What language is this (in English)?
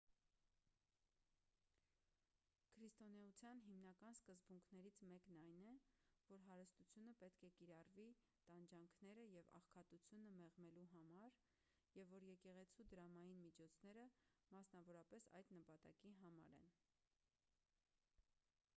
Armenian